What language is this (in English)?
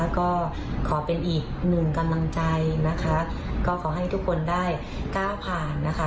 Thai